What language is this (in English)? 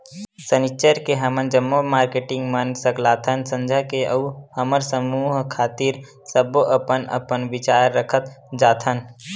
Chhattisgarhi